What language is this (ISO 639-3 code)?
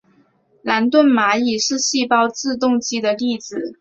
zho